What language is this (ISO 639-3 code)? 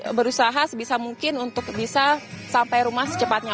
ind